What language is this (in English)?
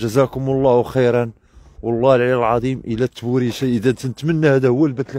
Arabic